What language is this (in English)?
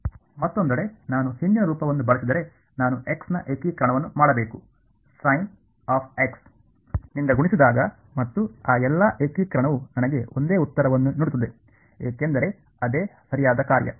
Kannada